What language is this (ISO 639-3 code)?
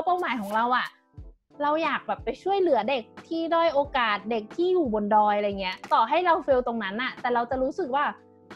tha